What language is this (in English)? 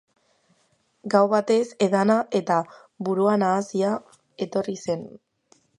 Basque